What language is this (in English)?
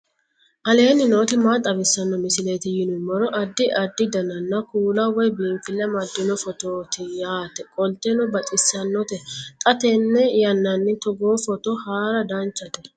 Sidamo